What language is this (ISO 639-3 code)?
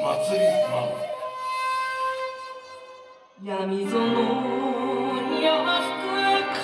jpn